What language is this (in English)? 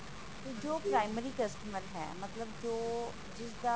Punjabi